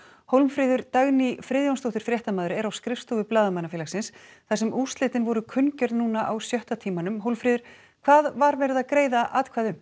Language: Icelandic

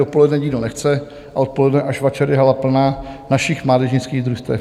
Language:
Czech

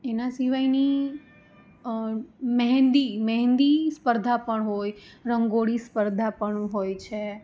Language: Gujarati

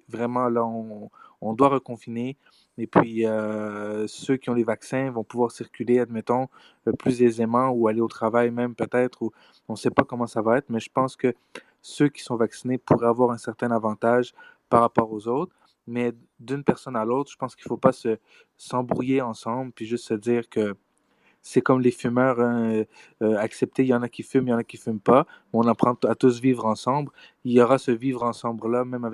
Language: French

